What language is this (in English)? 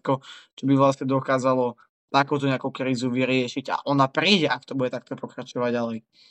Slovak